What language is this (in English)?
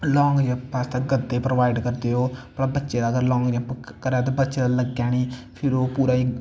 Dogri